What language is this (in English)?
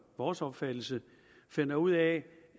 Danish